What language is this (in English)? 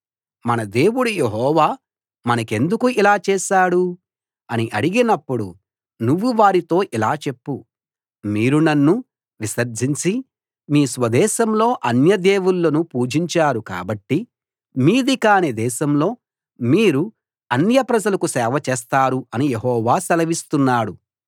Telugu